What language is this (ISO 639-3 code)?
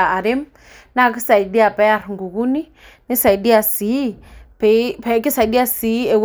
mas